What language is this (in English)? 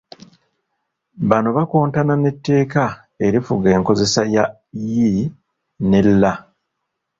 Ganda